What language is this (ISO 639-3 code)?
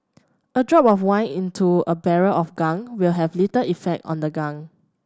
eng